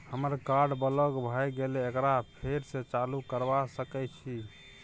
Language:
Maithili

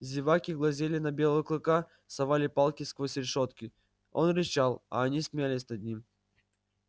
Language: Russian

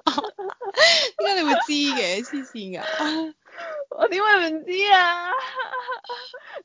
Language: Chinese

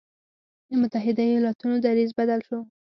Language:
Pashto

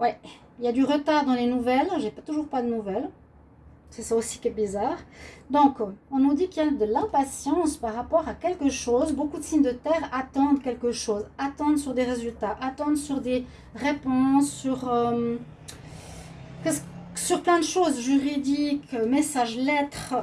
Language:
French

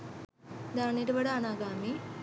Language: Sinhala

